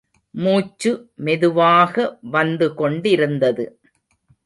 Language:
Tamil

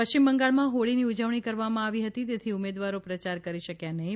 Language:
Gujarati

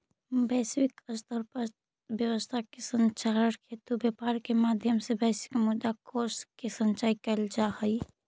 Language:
Magahi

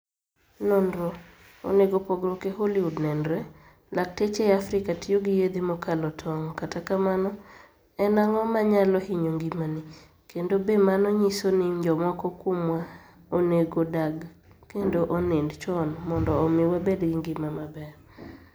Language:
Luo (Kenya and Tanzania)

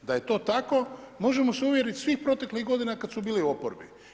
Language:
Croatian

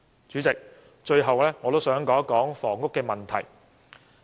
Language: Cantonese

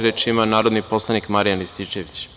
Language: Serbian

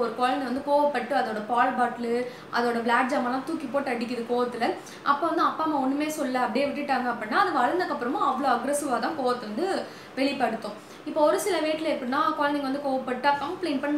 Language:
Tamil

